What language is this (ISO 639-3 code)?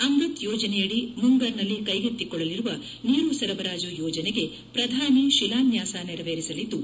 kan